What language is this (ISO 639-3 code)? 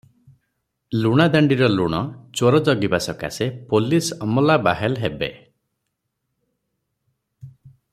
ori